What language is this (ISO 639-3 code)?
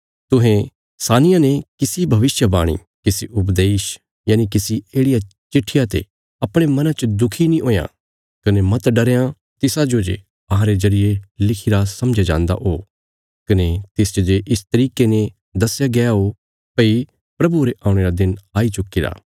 kfs